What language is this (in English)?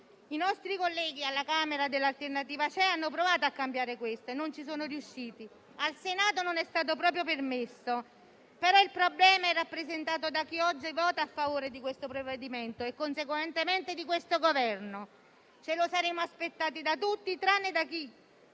Italian